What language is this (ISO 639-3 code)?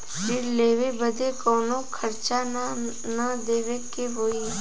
bho